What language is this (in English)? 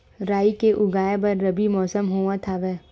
Chhattisgarhi